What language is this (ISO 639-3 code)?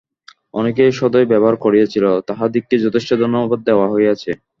ben